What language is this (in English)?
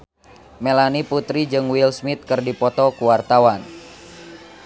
Sundanese